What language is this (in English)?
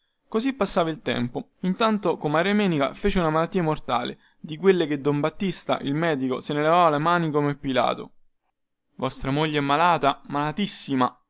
Italian